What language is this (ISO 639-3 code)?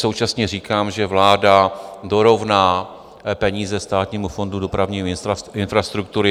ces